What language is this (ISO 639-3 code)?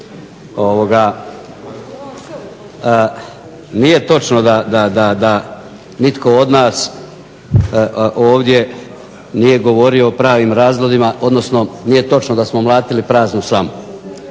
hrv